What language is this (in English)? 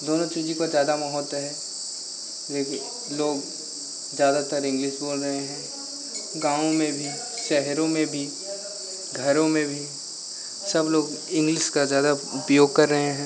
Hindi